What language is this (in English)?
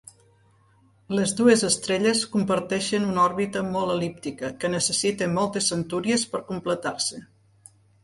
Catalan